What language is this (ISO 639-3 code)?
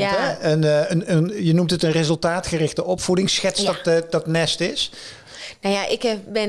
nld